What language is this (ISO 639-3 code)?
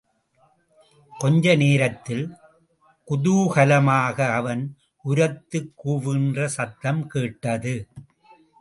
tam